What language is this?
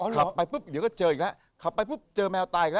Thai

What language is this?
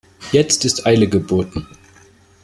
German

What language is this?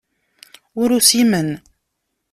Kabyle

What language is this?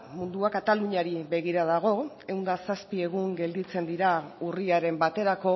Basque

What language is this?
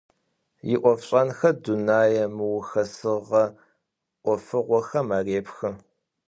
Adyghe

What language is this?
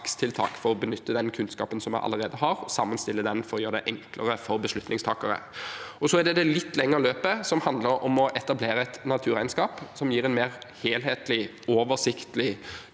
Norwegian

